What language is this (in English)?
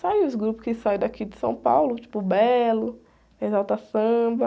Portuguese